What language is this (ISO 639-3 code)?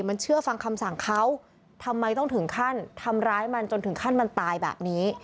tha